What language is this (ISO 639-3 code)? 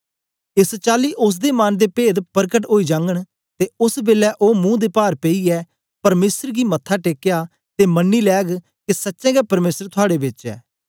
doi